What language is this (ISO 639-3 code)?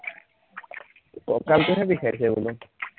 asm